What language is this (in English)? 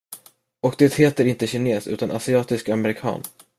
Swedish